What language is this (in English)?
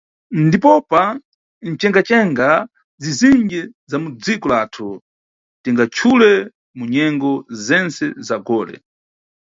Nyungwe